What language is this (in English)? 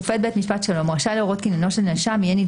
Hebrew